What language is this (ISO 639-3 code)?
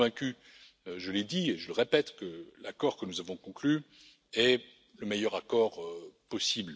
fra